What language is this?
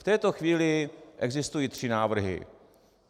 Czech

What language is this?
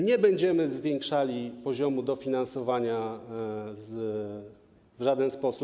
Polish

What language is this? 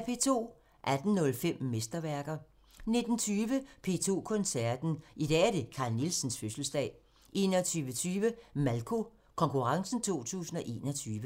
Danish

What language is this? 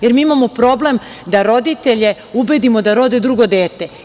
Serbian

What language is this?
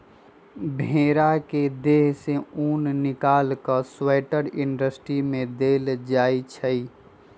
Magahi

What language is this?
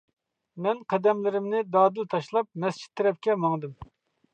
Uyghur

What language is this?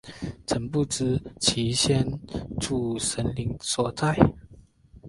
Chinese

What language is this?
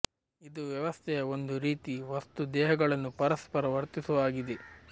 Kannada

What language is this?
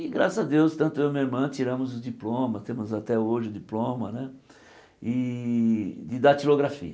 Portuguese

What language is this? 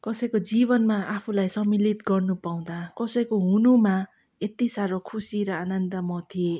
Nepali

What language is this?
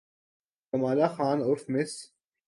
Urdu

